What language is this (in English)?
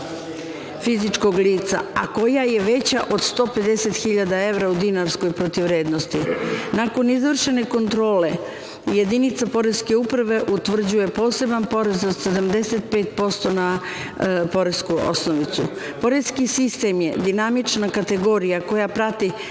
Serbian